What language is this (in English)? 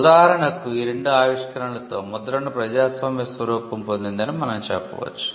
Telugu